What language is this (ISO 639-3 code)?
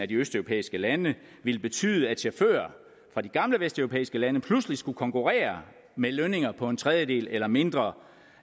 dan